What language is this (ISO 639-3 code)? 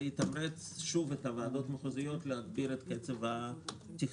heb